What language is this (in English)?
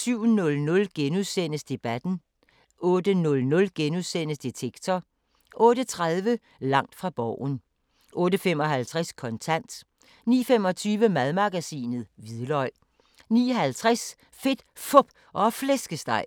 Danish